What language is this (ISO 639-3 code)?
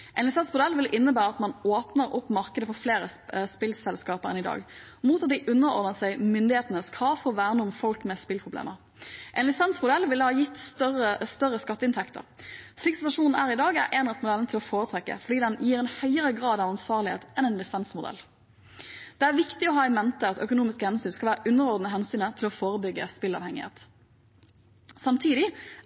nob